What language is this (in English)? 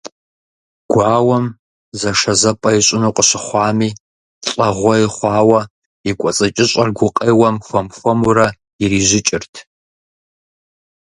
Kabardian